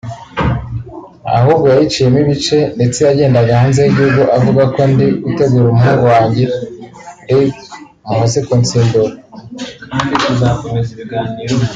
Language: Kinyarwanda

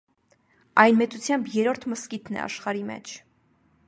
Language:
Armenian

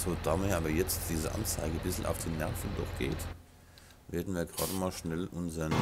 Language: German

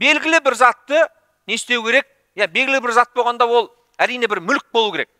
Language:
Turkish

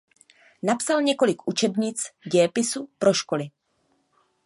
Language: Czech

